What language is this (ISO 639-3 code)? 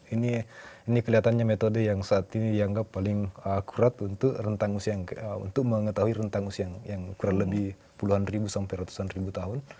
ind